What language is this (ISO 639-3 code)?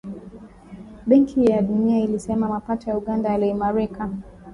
swa